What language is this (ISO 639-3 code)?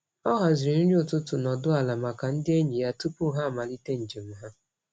ibo